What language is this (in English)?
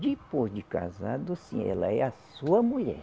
Portuguese